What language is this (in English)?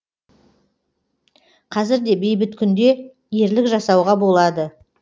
Kazakh